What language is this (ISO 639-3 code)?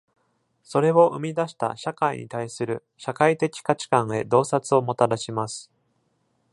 jpn